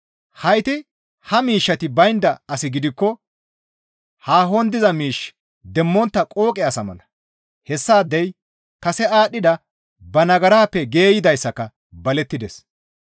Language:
Gamo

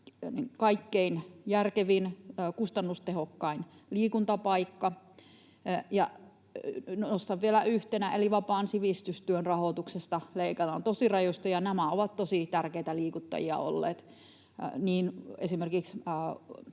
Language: Finnish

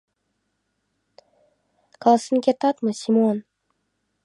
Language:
Mari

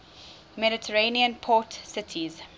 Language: English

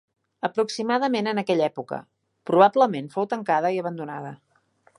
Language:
Catalan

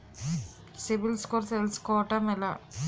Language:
Telugu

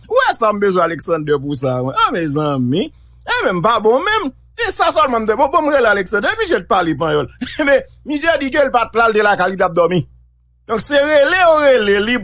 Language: French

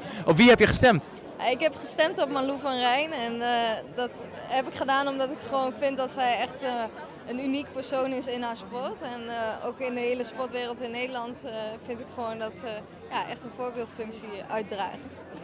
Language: Dutch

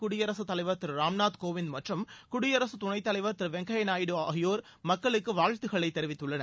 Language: Tamil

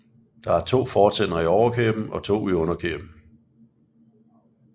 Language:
Danish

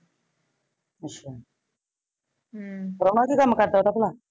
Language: Punjabi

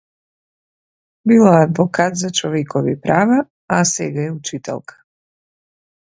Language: Macedonian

